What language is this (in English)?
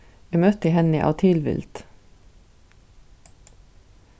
Faroese